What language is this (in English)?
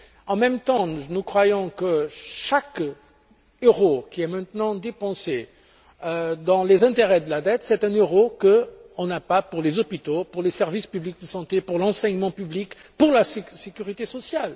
French